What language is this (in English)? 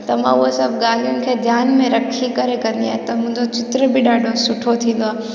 Sindhi